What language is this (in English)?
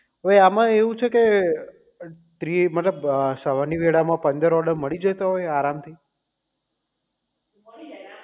Gujarati